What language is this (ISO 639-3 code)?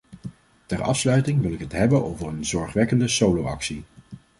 nld